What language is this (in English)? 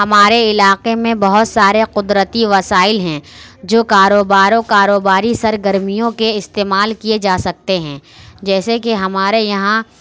Urdu